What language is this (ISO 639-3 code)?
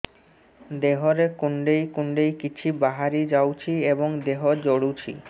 ori